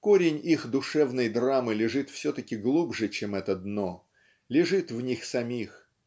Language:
Russian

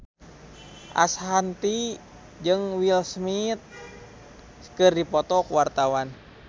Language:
Sundanese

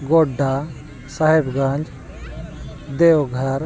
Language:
Santali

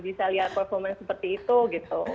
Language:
Indonesian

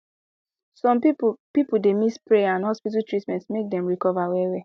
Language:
Nigerian Pidgin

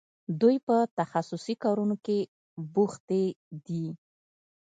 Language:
Pashto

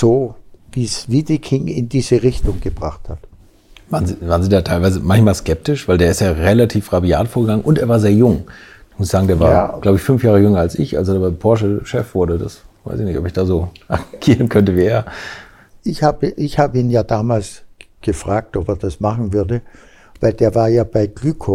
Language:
German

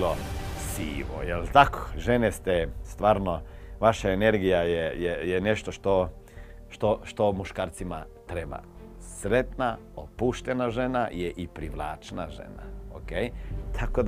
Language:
Croatian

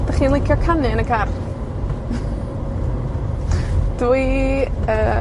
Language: Welsh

